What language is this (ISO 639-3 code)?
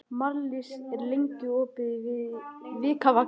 isl